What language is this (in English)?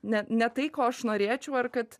Lithuanian